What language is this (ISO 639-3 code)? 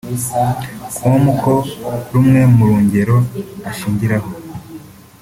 kin